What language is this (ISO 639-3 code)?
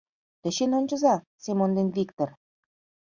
chm